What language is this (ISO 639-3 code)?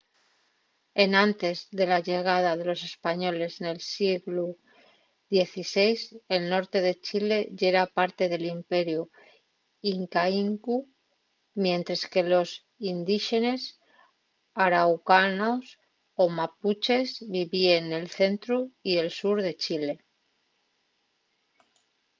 ast